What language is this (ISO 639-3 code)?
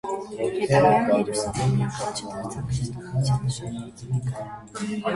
hye